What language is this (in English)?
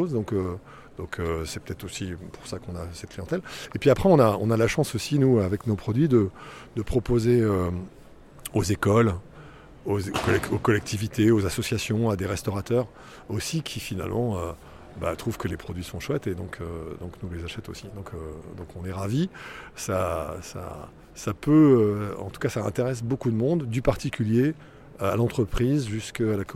French